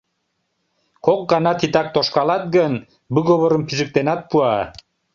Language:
Mari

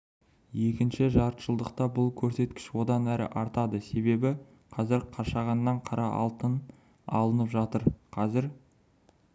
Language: Kazakh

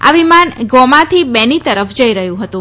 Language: Gujarati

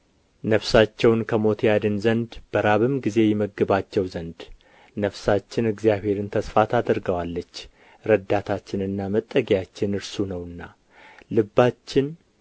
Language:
Amharic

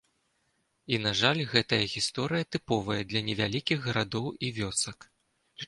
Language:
Belarusian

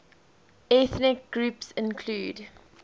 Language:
English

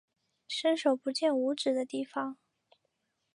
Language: Chinese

